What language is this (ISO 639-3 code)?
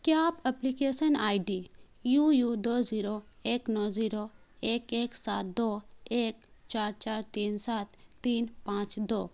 urd